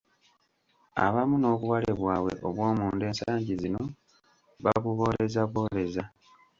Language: Ganda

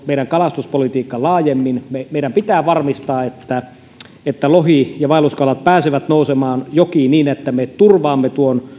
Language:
Finnish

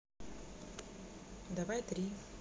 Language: Russian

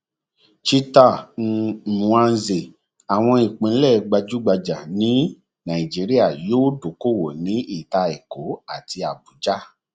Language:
Yoruba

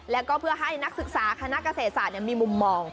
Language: Thai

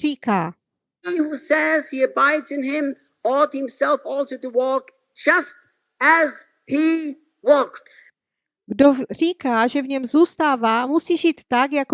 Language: Czech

